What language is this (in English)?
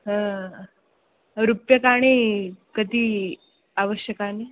Sanskrit